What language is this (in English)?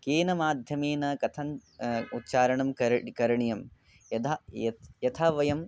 Sanskrit